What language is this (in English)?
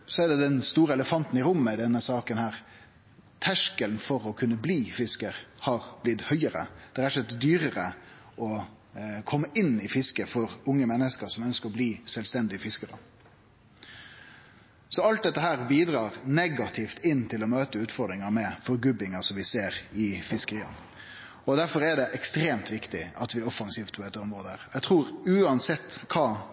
Norwegian Nynorsk